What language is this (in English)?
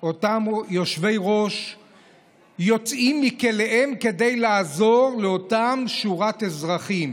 Hebrew